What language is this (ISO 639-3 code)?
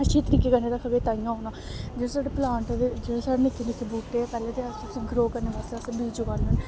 doi